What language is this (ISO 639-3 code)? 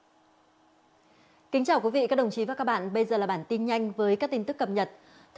vie